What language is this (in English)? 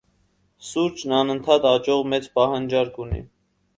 Armenian